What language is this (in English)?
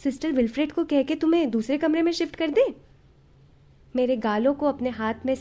Hindi